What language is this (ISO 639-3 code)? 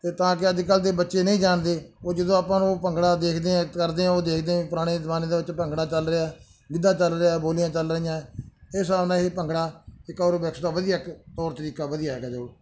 pan